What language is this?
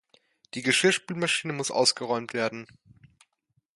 German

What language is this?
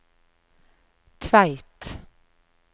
Norwegian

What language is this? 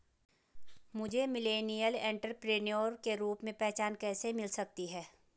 Hindi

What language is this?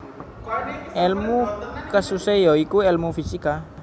Javanese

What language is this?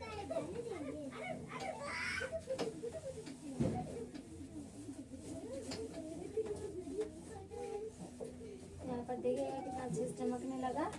Hindi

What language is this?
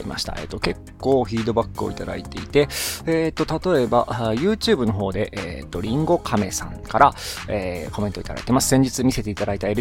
Japanese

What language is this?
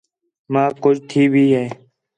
Khetrani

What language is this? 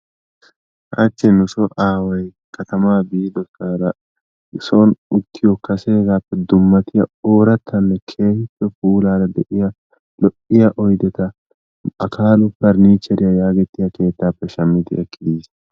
Wolaytta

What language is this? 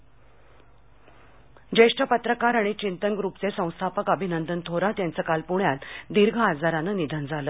Marathi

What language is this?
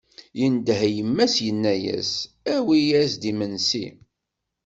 Kabyle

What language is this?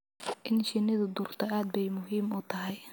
Somali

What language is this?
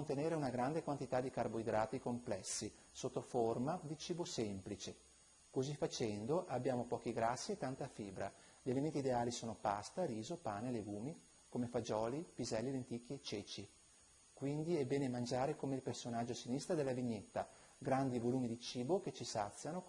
Italian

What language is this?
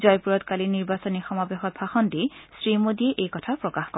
Assamese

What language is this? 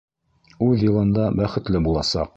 Bashkir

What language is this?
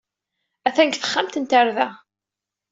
Kabyle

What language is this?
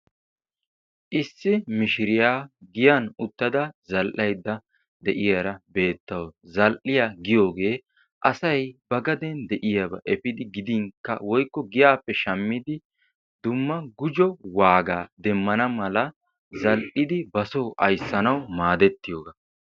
Wolaytta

